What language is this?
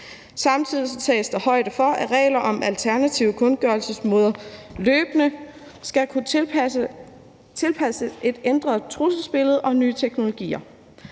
Danish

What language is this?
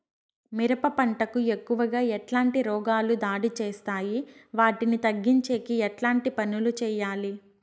Telugu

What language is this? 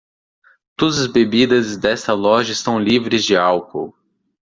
Portuguese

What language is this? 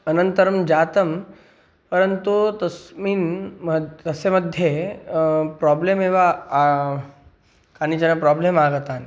Sanskrit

